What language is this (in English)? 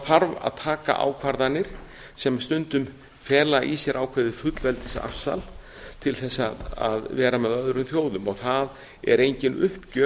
Icelandic